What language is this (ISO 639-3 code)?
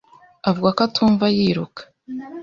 kin